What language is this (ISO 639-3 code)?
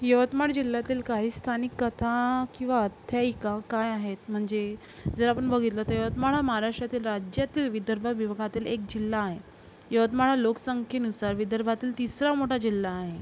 mar